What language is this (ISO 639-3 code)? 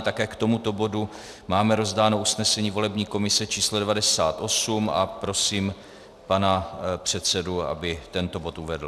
ces